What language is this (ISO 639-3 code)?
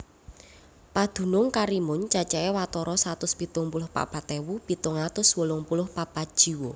jav